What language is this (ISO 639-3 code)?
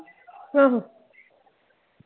pan